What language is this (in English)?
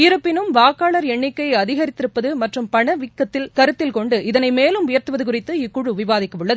Tamil